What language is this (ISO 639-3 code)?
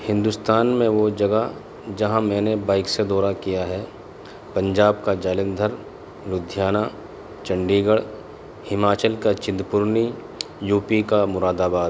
urd